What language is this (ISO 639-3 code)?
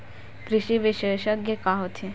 hne